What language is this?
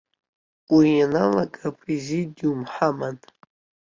Abkhazian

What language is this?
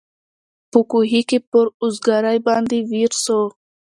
Pashto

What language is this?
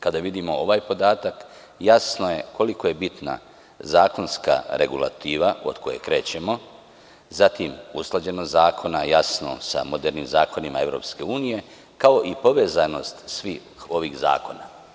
Serbian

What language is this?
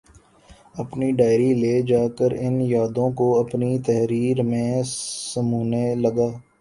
Urdu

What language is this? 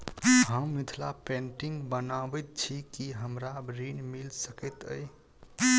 Maithili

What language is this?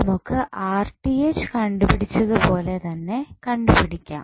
Malayalam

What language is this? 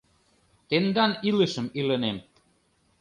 Mari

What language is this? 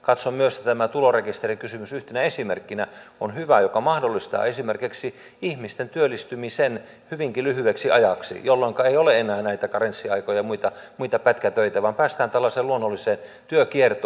Finnish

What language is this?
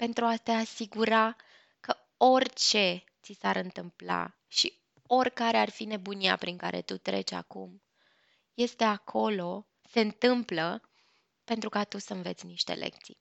Romanian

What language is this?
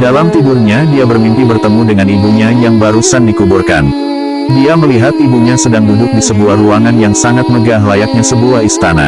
Indonesian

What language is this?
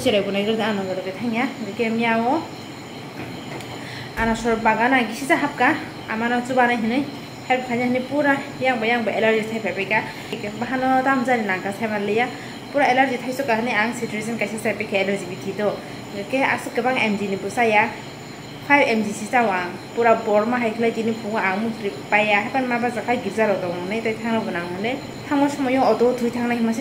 Bangla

